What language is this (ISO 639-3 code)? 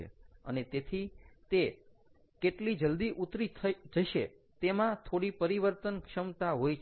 guj